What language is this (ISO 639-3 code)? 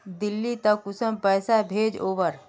mag